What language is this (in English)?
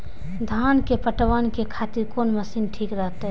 Maithili